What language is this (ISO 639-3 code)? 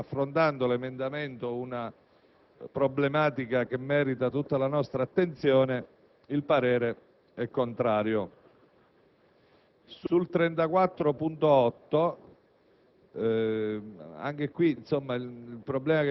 ita